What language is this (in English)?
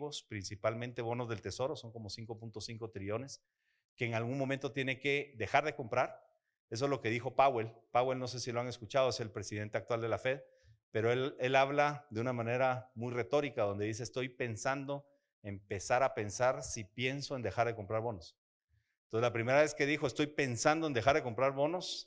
Spanish